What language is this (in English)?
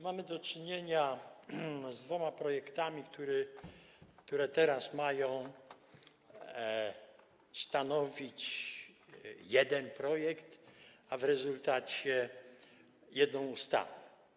Polish